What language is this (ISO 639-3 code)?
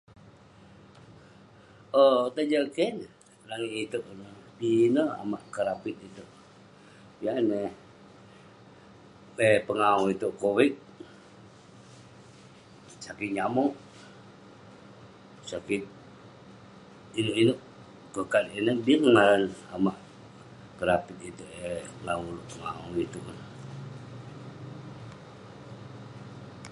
pne